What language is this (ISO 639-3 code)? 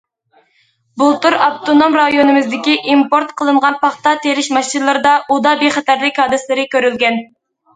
uig